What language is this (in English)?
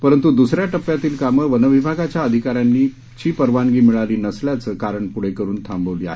Marathi